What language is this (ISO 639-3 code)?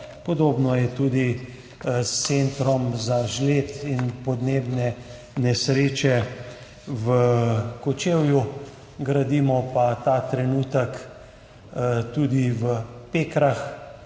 slv